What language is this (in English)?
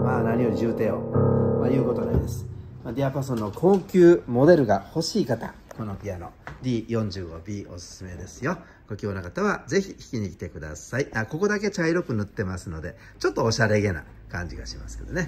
Japanese